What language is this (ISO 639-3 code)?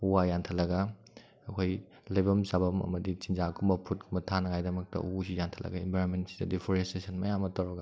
mni